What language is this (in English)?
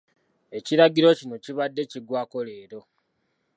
Ganda